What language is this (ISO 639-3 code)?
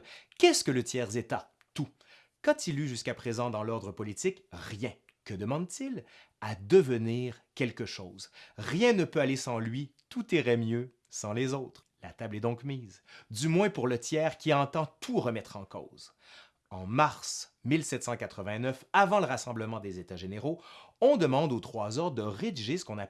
fra